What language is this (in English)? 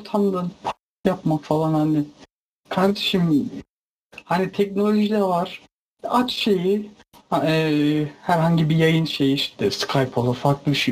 Turkish